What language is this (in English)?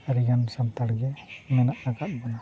Santali